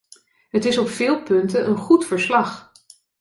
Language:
Dutch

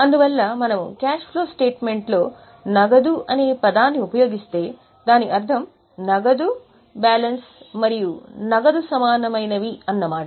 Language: Telugu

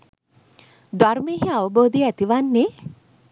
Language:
Sinhala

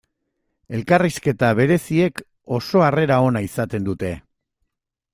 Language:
Basque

